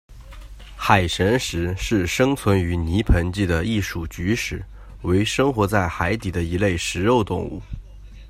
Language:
Chinese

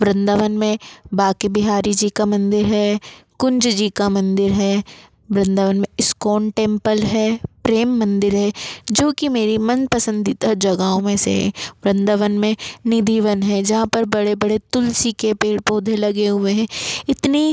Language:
Hindi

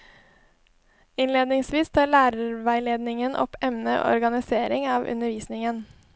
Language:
Norwegian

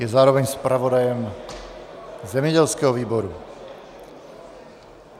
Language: Czech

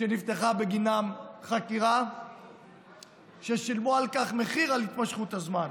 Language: Hebrew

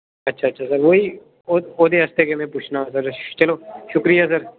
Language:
Dogri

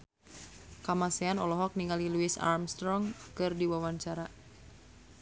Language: Sundanese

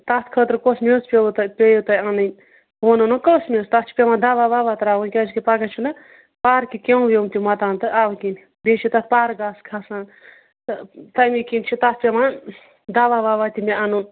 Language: Kashmiri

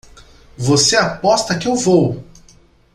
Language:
Portuguese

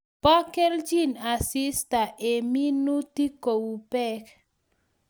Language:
Kalenjin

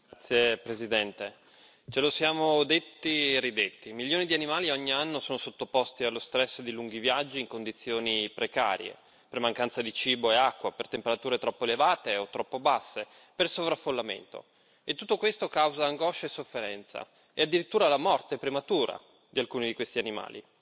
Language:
Italian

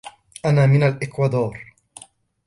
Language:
Arabic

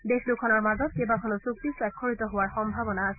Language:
Assamese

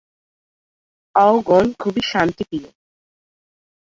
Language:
Bangla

